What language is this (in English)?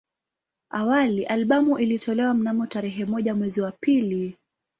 Swahili